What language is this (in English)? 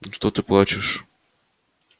Russian